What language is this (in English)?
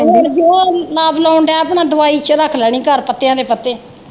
Punjabi